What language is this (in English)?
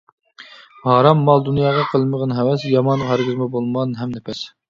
Uyghur